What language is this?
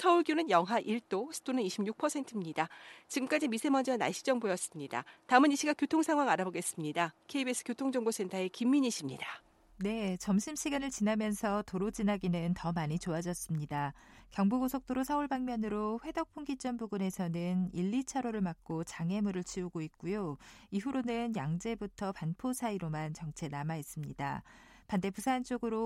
Korean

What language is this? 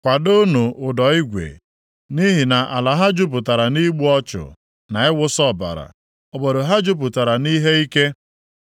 Igbo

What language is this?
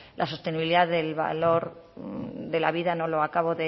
Spanish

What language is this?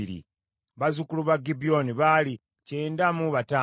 Ganda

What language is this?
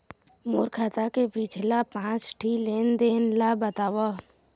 Chhattisgarhi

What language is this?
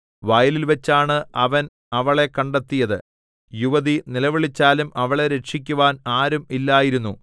Malayalam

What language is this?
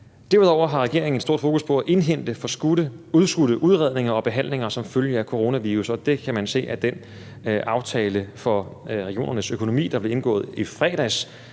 Danish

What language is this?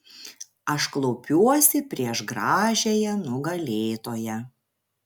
Lithuanian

